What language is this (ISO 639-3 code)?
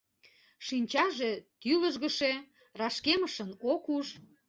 chm